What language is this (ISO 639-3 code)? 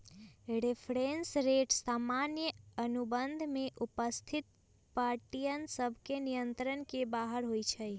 mag